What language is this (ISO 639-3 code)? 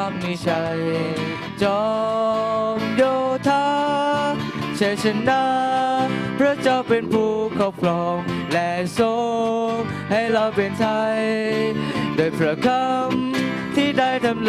tha